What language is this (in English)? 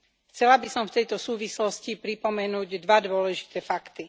Slovak